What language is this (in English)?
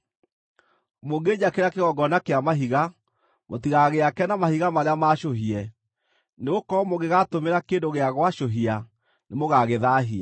Kikuyu